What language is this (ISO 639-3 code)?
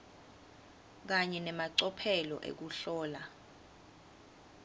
ssw